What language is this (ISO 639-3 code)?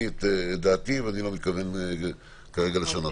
heb